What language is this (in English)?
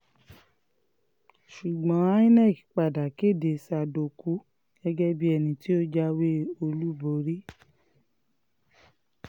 Yoruba